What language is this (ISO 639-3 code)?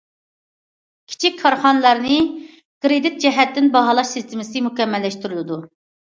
uig